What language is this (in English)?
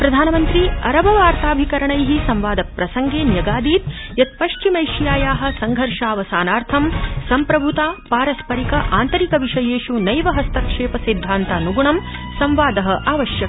Sanskrit